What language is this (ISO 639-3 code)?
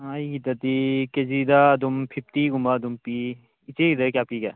mni